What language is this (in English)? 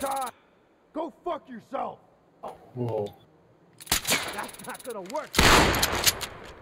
English